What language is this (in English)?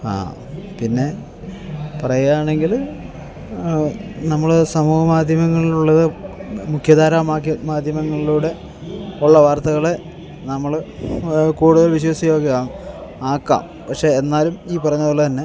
Malayalam